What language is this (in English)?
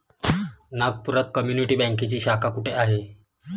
Marathi